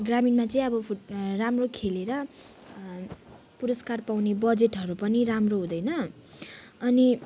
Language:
Nepali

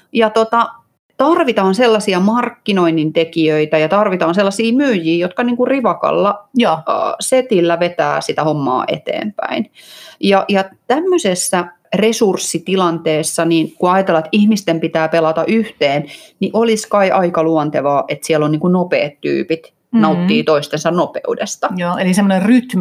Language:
Finnish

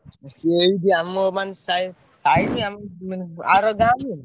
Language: Odia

